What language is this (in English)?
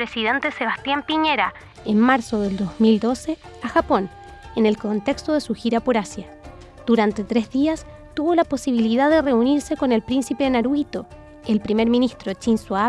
Spanish